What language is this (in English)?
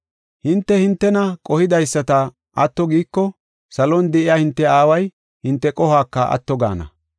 Gofa